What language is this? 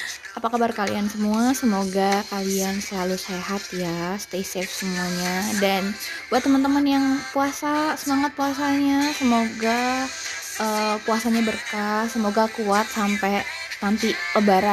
Indonesian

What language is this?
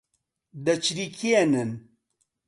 Central Kurdish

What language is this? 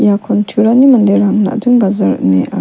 Garo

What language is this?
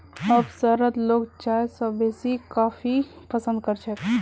Magahi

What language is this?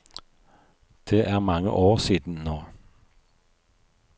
Norwegian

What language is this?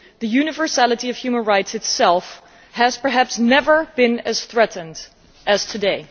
English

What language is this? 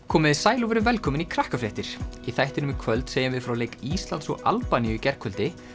Icelandic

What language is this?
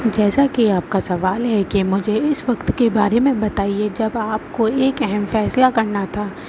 Urdu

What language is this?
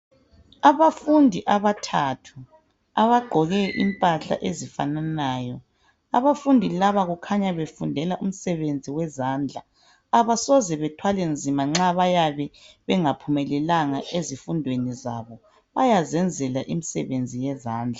North Ndebele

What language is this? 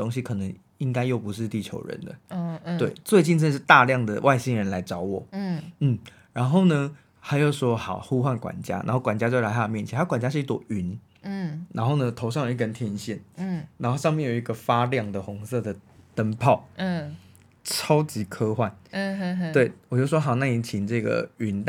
Chinese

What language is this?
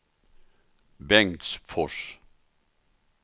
Swedish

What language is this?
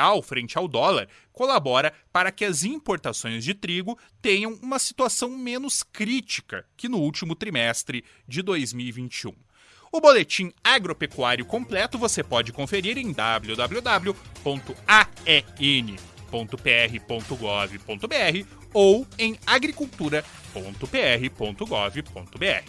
Portuguese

